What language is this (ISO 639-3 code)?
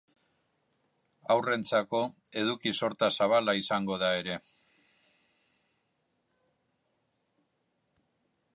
eus